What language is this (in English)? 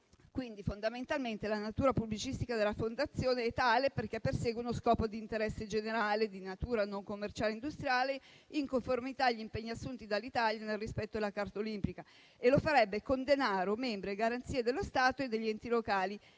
Italian